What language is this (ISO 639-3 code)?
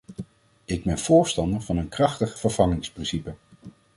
nld